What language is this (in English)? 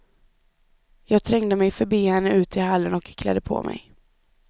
Swedish